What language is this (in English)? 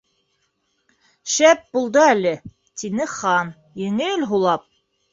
Bashkir